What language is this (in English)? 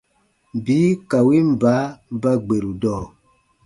Baatonum